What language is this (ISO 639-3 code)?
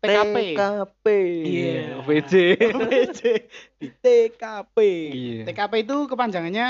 ind